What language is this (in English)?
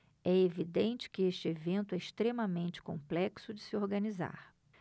Portuguese